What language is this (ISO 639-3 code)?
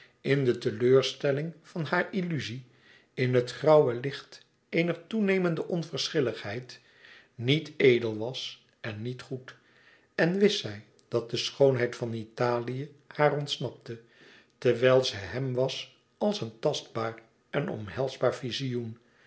nld